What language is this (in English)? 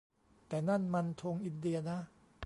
Thai